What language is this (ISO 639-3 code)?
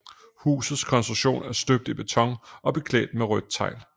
dan